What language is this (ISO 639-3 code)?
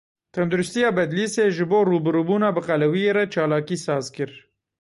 kur